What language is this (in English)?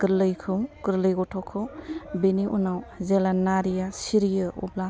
Bodo